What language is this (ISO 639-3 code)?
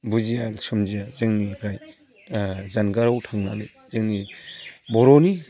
brx